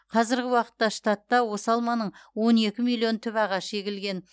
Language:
Kazakh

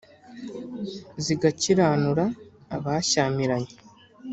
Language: Kinyarwanda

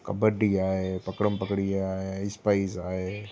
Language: Sindhi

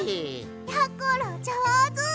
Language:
Japanese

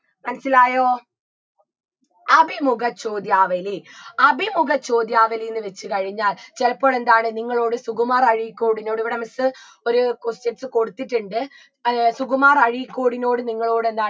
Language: Malayalam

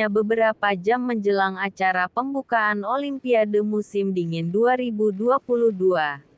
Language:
Indonesian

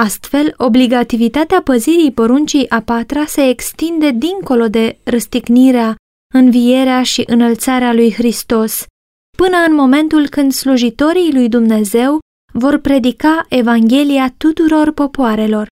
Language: Romanian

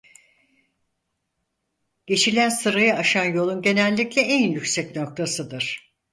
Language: Turkish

